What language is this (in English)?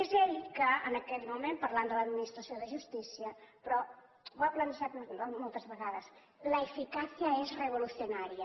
Catalan